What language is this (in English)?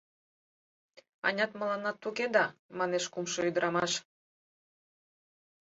Mari